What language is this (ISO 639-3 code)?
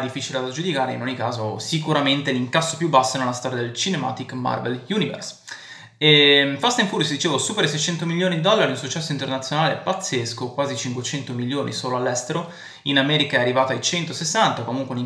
ita